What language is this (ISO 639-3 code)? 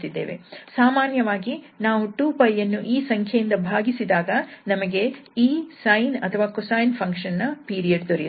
kan